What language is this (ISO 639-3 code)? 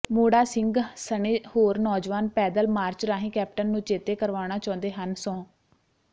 pan